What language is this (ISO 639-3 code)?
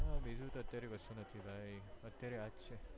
guj